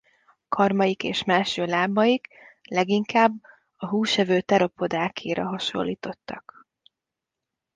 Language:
Hungarian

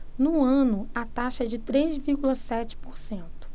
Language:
Portuguese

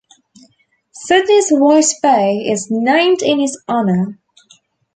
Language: English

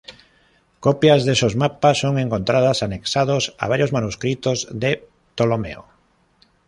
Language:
Spanish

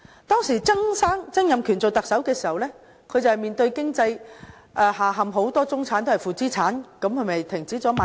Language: Cantonese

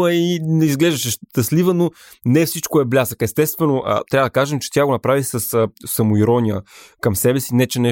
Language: Bulgarian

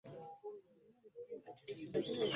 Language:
Ganda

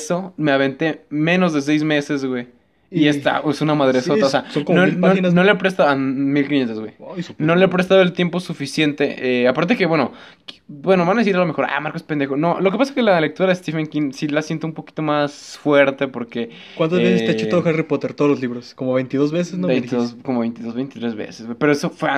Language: Spanish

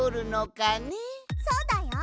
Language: Japanese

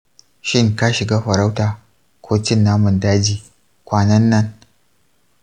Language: Hausa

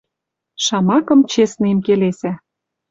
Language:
Western Mari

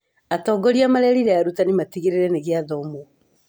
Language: Kikuyu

